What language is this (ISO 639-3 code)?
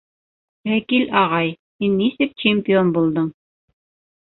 bak